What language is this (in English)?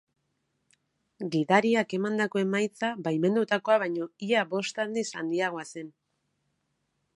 Basque